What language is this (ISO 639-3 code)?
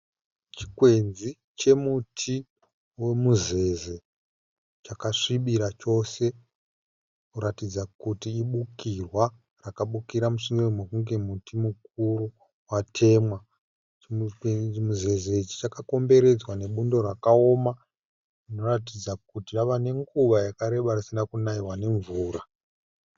sna